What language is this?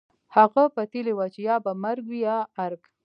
Pashto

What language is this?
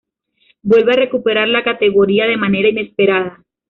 Spanish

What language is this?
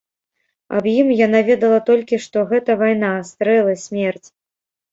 Belarusian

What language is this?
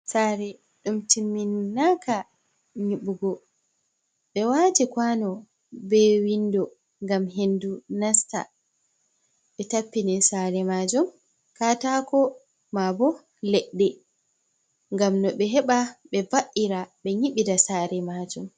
Fula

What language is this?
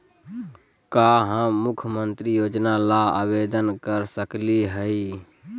Magahi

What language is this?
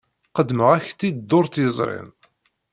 Kabyle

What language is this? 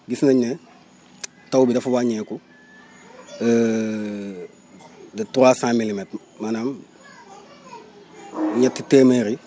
Wolof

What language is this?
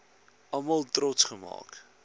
Afrikaans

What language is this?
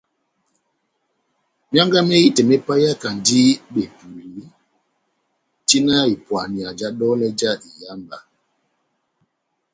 Batanga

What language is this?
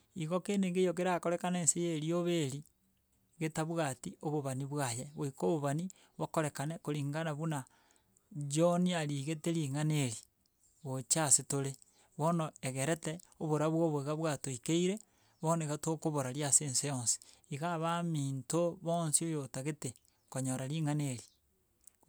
Gusii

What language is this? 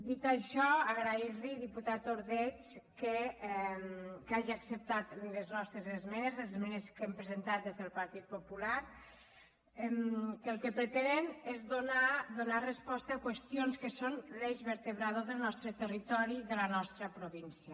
Catalan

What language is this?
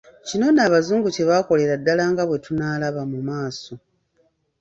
Ganda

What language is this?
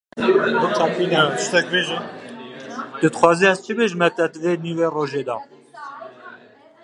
Kurdish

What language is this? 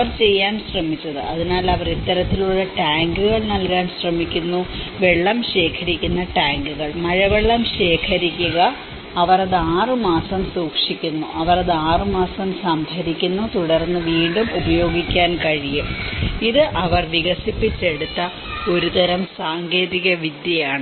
Malayalam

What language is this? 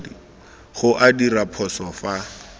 Tswana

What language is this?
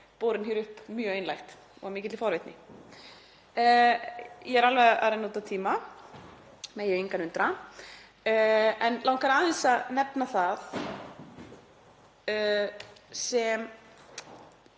Icelandic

